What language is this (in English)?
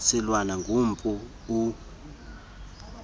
Xhosa